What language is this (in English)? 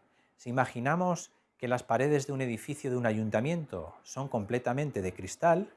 Spanish